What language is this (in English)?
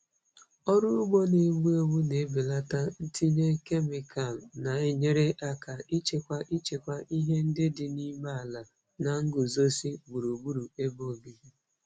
Igbo